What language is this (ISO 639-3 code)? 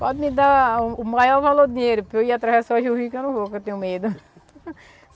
por